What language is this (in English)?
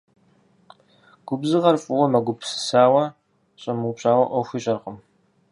Kabardian